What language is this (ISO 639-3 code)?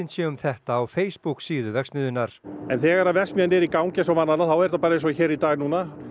isl